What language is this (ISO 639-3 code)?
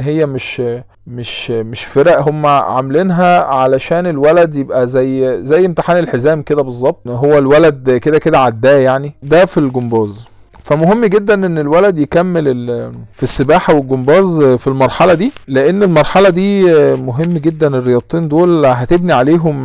ara